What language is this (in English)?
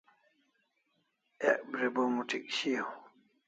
Kalasha